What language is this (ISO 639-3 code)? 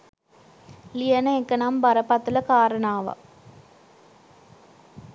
sin